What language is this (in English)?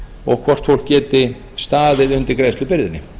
Icelandic